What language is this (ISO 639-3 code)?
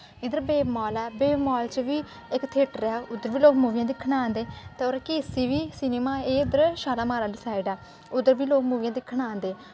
doi